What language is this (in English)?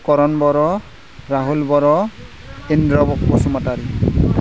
Bodo